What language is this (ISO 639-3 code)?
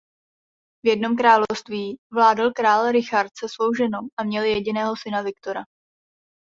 ces